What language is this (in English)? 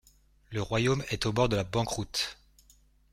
French